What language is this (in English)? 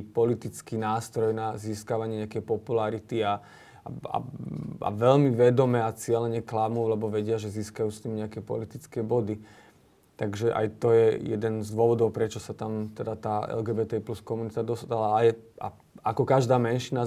Slovak